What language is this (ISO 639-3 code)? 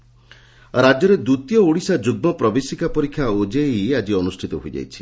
ori